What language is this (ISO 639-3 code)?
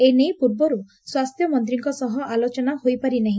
ori